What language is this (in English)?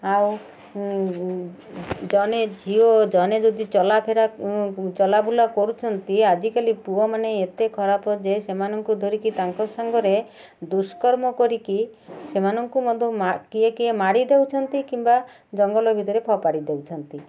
Odia